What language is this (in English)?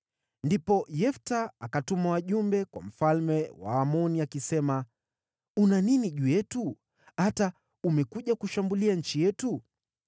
Swahili